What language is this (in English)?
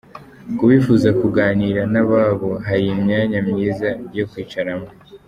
Kinyarwanda